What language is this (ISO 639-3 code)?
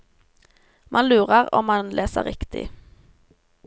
nor